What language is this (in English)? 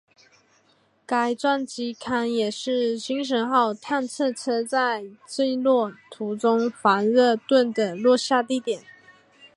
Chinese